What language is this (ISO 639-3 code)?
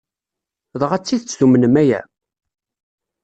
kab